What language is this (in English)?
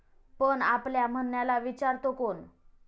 Marathi